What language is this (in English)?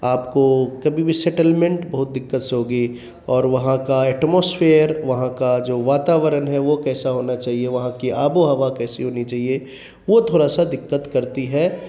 Urdu